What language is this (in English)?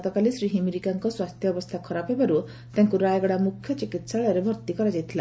Odia